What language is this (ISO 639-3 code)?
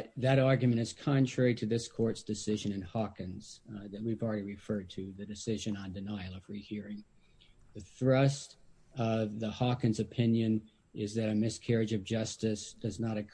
eng